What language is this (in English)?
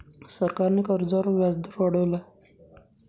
Marathi